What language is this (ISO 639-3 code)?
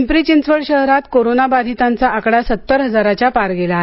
mar